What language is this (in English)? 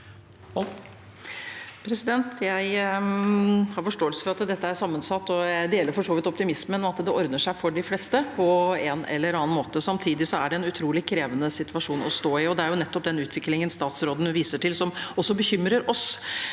Norwegian